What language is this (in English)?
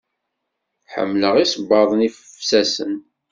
Kabyle